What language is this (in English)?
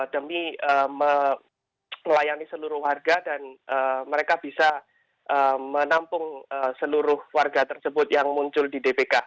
Indonesian